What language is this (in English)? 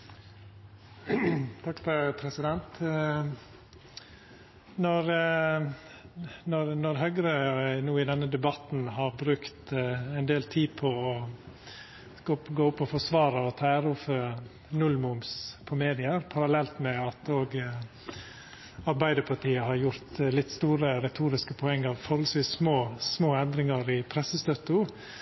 Norwegian